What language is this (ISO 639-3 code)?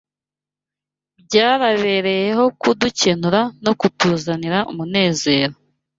kin